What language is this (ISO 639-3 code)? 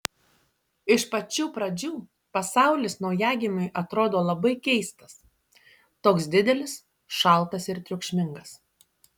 lit